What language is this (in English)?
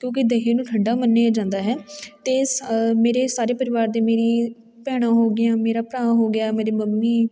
Punjabi